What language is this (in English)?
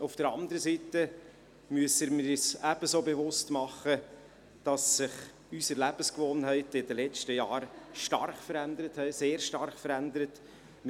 Swiss German